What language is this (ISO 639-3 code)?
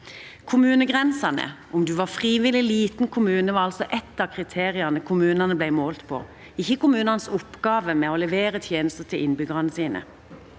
nor